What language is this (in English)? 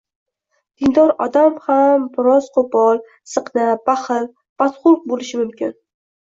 Uzbek